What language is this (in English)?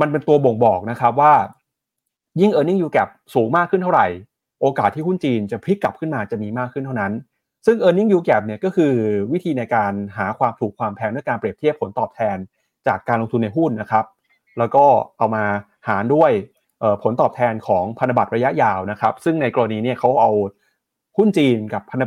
Thai